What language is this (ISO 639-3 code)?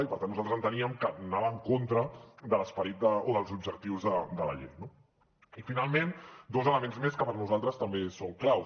cat